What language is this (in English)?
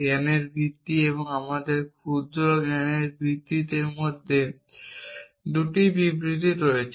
Bangla